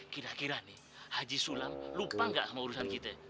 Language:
Indonesian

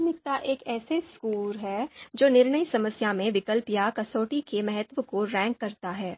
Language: Hindi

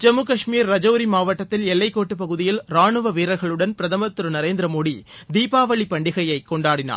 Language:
Tamil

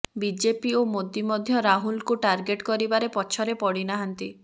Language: Odia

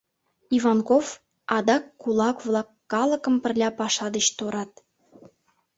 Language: Mari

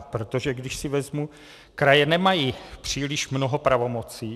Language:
Czech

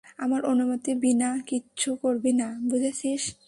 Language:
Bangla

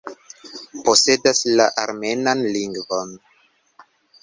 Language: Esperanto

